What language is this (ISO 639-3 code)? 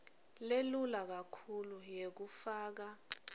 ssw